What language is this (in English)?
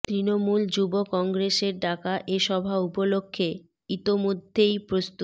Bangla